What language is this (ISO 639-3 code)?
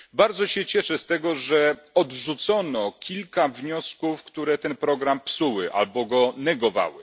pol